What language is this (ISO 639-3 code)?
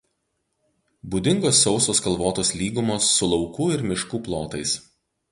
lit